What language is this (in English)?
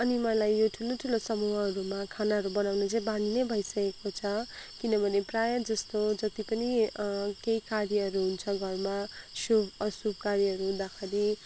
Nepali